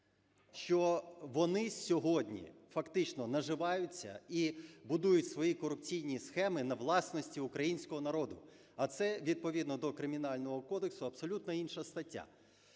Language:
Ukrainian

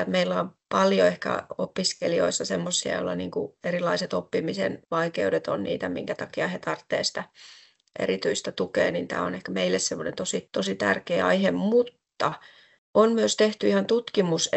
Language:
Finnish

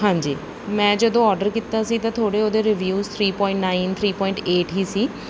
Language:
Punjabi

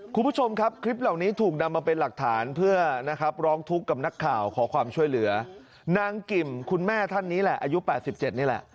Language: Thai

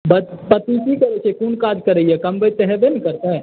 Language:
Maithili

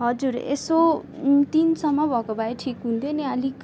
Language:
Nepali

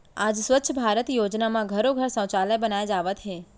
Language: Chhattisgarhi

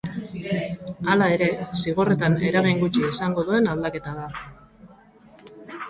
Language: Basque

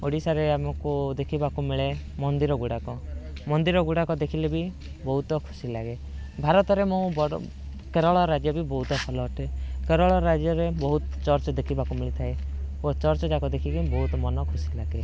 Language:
Odia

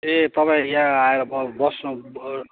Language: Nepali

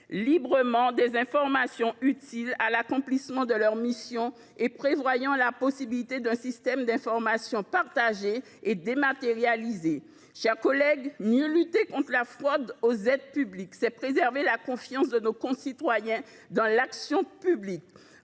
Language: French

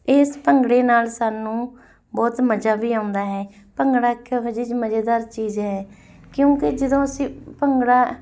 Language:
Punjabi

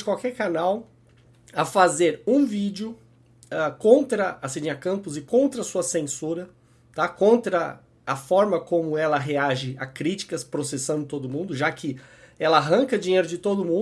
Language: Portuguese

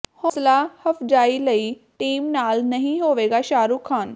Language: Punjabi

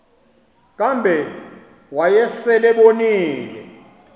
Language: Xhosa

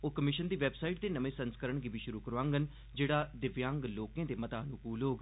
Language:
Dogri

